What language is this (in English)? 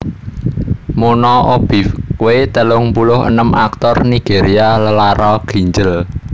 Javanese